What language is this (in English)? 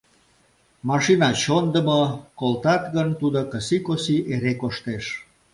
Mari